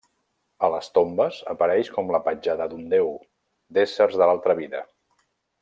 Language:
Catalan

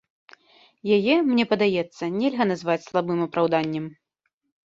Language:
Belarusian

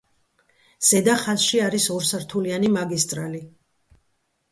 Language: Georgian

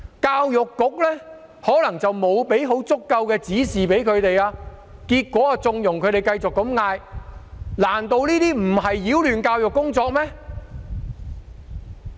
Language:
Cantonese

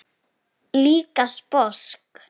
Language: Icelandic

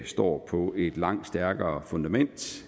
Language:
Danish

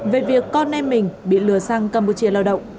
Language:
Vietnamese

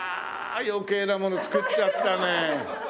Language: Japanese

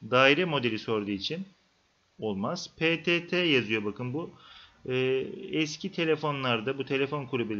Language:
Turkish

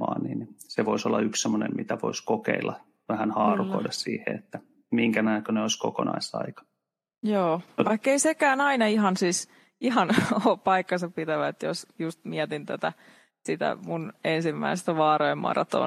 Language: Finnish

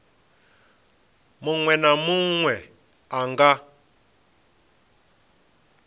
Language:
Venda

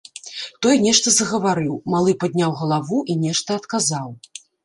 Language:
Belarusian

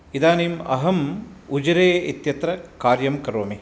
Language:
Sanskrit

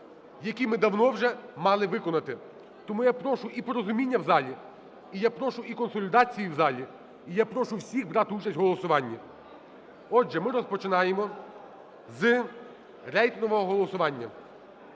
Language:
Ukrainian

